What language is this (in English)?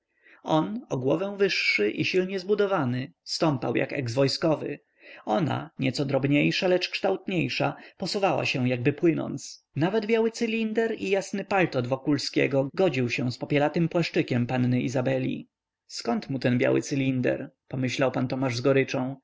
Polish